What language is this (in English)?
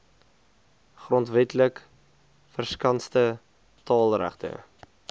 Afrikaans